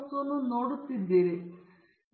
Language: Kannada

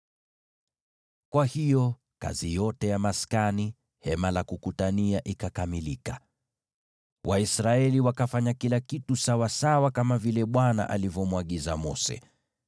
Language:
Swahili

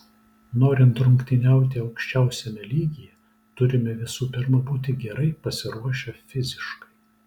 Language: Lithuanian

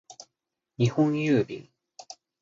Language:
Japanese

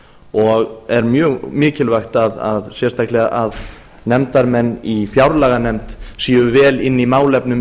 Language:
Icelandic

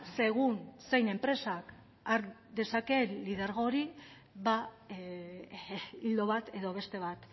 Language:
Basque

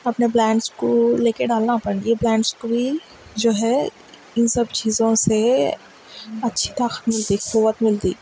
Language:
Urdu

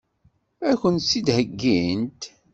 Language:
Kabyle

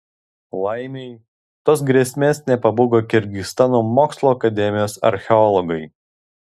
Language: Lithuanian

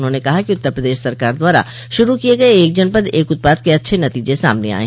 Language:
Hindi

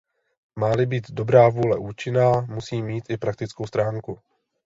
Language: Czech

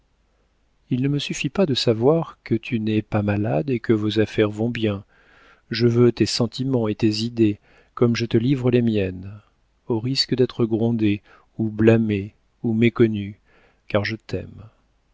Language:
French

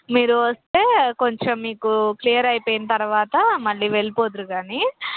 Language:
Telugu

